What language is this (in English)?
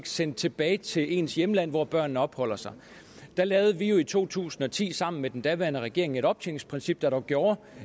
Danish